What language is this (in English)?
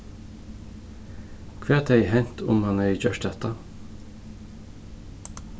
Faroese